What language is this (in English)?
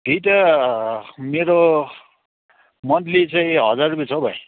Nepali